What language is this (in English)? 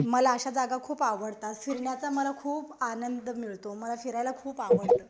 Marathi